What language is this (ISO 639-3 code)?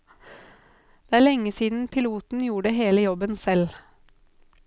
nor